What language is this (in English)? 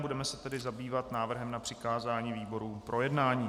Czech